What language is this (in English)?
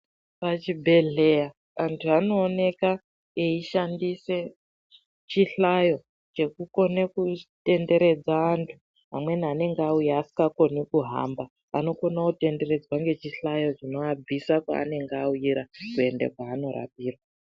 Ndau